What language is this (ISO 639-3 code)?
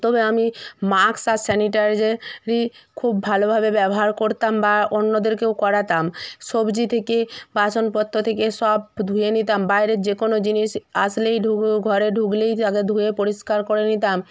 ben